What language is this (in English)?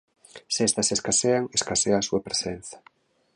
Galician